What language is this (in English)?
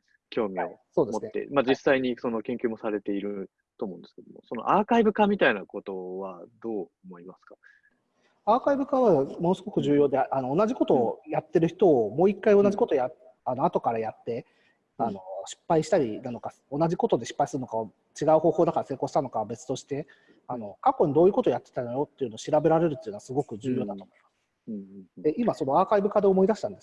Japanese